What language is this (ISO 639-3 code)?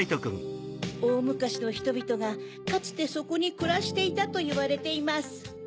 jpn